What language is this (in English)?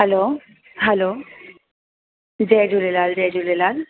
Sindhi